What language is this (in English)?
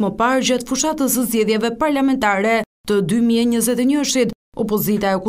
Romanian